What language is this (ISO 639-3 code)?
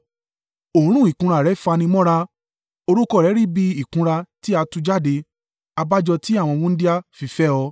yor